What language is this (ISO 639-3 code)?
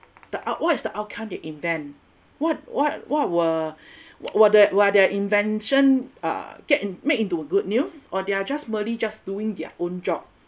eng